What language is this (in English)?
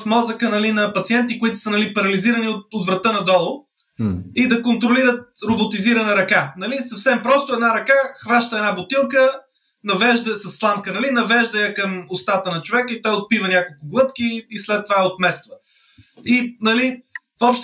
Bulgarian